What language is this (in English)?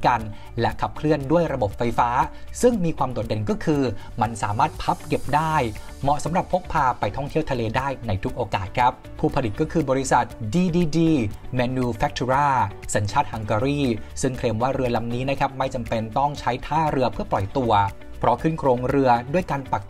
Thai